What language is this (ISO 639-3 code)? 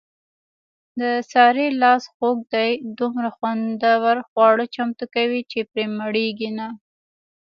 pus